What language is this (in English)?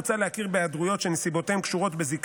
Hebrew